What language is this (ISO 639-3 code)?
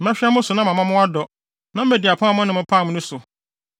aka